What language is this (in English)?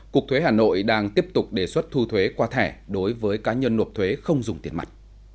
Vietnamese